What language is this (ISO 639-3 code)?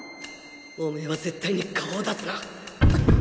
jpn